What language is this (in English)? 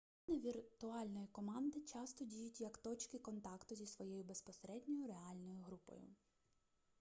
Ukrainian